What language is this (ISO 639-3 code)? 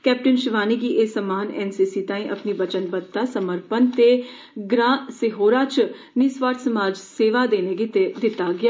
doi